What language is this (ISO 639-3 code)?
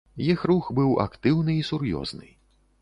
bel